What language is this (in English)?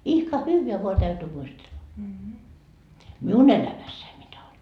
Finnish